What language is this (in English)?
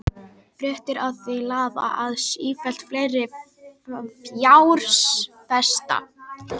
Icelandic